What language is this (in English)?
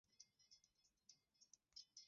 Swahili